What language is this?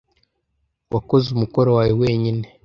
Kinyarwanda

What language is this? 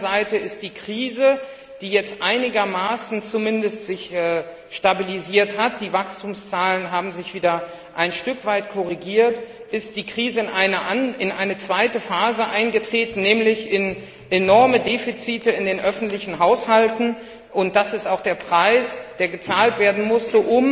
German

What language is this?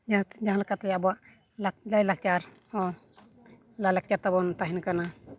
Santali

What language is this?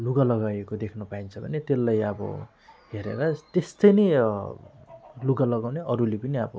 Nepali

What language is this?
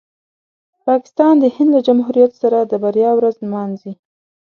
Pashto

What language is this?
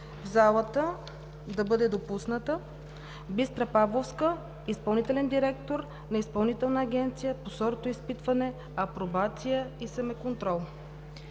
Bulgarian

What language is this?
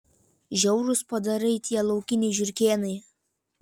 Lithuanian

